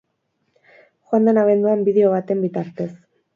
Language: Basque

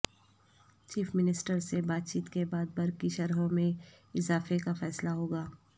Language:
Urdu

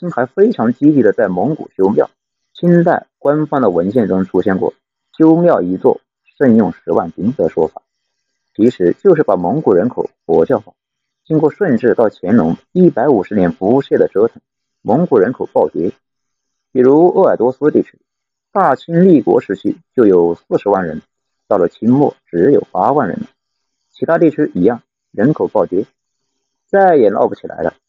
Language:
Chinese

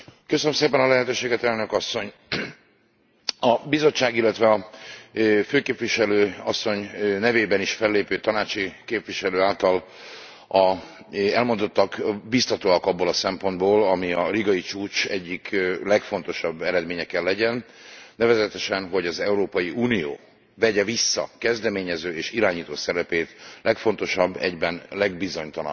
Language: Hungarian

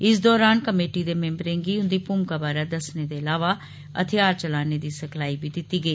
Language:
Dogri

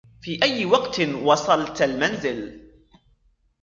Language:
Arabic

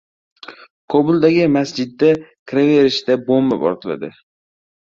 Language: Uzbek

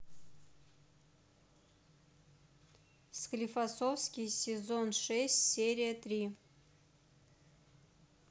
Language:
Russian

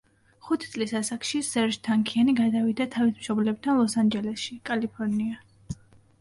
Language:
Georgian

